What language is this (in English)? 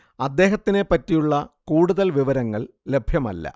Malayalam